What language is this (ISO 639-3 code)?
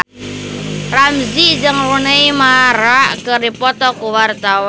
sun